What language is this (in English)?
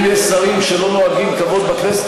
Hebrew